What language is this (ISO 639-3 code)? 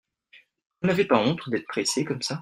fra